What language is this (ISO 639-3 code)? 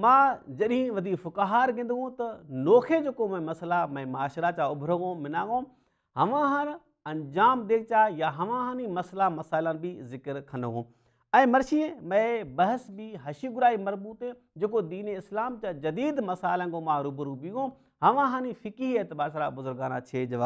nld